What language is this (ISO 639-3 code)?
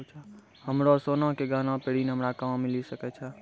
mai